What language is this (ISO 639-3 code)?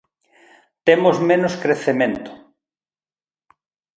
glg